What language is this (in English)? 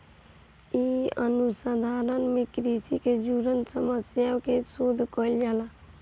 Bhojpuri